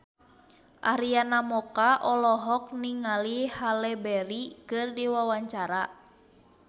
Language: Sundanese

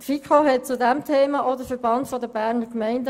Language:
Swiss German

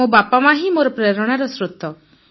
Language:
Odia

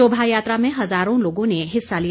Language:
Hindi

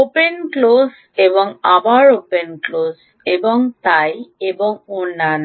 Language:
Bangla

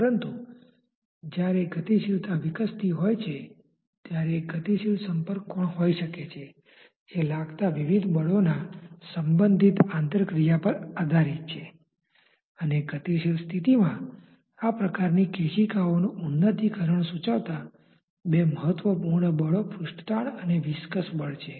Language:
Gujarati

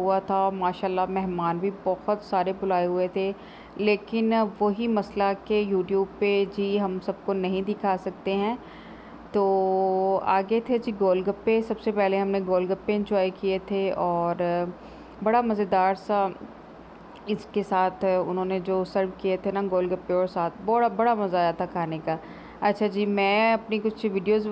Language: Hindi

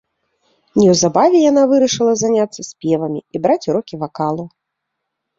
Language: Belarusian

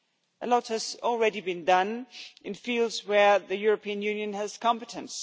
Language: English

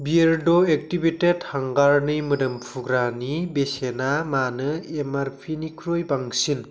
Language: Bodo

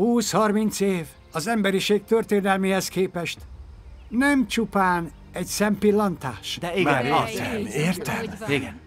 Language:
Hungarian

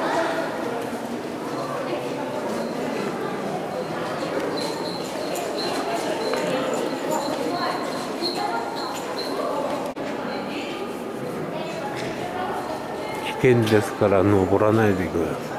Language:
Japanese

